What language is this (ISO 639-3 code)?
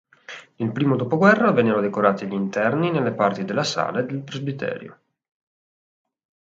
ita